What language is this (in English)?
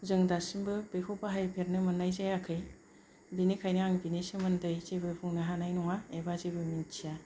Bodo